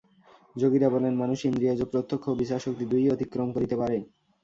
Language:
Bangla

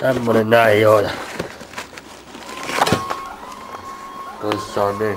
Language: Finnish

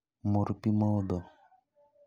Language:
Luo (Kenya and Tanzania)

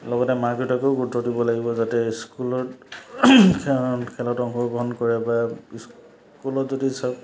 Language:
Assamese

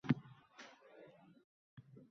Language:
Uzbek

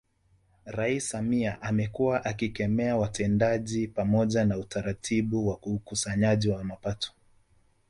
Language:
Swahili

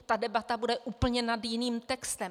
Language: Czech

